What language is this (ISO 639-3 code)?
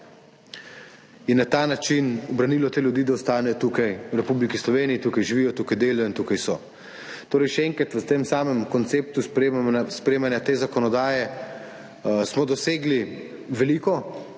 slv